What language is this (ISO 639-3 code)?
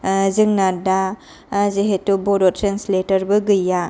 brx